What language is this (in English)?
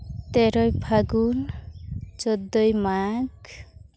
Santali